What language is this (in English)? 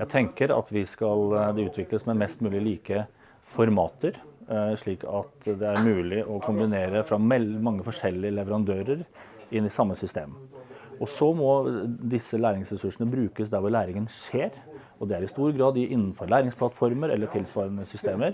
Norwegian